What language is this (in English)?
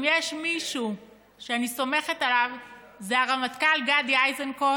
Hebrew